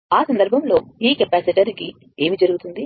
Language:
Telugu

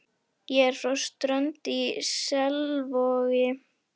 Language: Icelandic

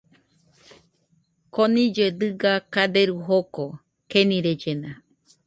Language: Nüpode Huitoto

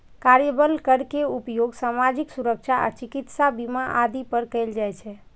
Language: Maithili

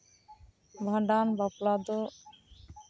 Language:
Santali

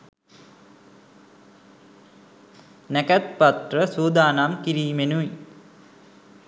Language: Sinhala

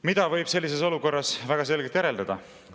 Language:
Estonian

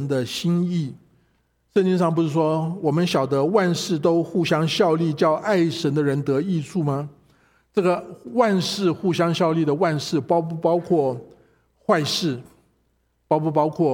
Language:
Chinese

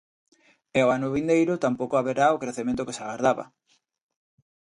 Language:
Galician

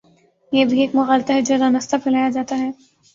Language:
Urdu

